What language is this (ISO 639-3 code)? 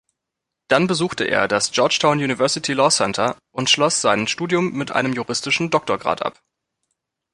deu